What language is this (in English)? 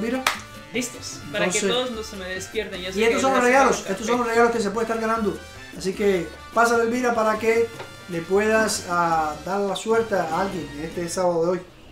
Spanish